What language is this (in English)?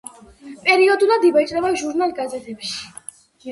Georgian